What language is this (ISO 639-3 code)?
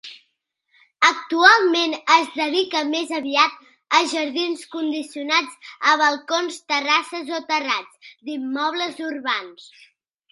cat